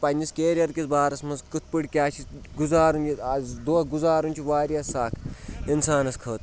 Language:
Kashmiri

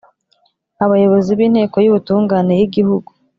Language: Kinyarwanda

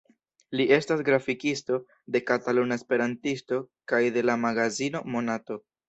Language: Esperanto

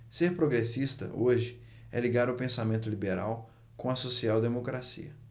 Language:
Portuguese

